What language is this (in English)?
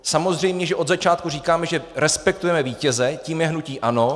Czech